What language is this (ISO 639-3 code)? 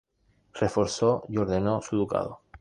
spa